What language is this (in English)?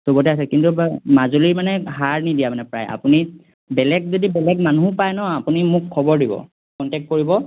Assamese